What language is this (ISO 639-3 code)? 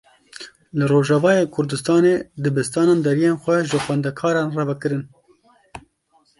kur